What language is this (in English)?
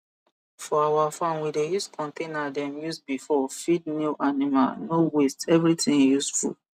Nigerian Pidgin